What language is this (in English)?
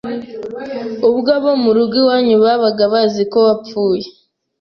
Kinyarwanda